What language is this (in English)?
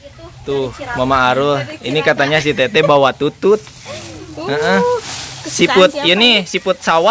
Indonesian